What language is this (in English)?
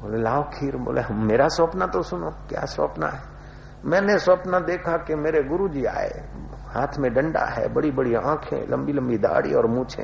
Hindi